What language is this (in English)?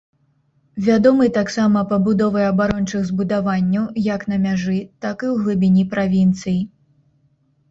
Belarusian